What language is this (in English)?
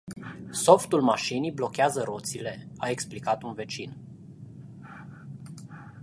Romanian